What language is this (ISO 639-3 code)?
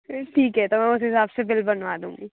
hin